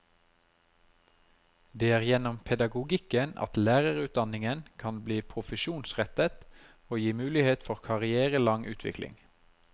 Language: Norwegian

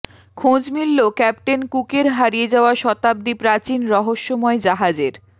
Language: Bangla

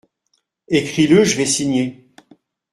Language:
French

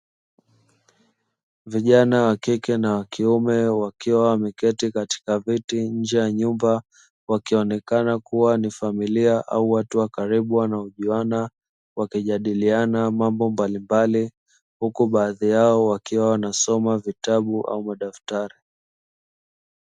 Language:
Swahili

